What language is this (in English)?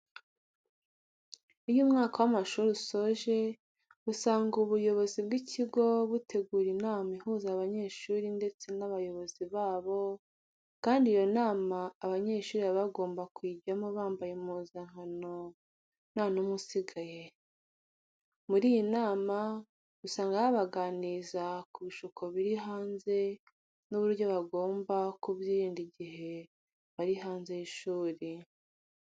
Kinyarwanda